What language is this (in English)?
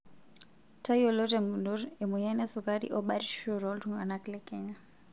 Masai